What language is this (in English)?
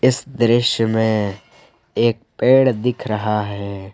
Hindi